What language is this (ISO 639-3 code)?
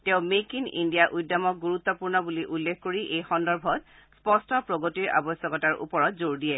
asm